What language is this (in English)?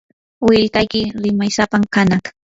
Yanahuanca Pasco Quechua